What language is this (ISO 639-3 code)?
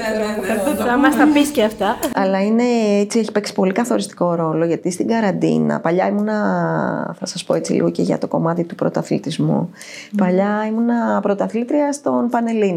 ell